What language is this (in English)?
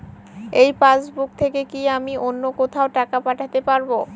Bangla